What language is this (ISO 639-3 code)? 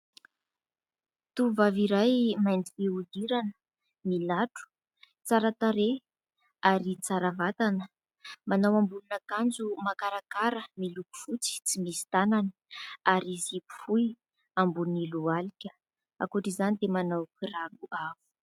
mlg